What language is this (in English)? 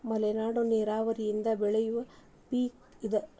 Kannada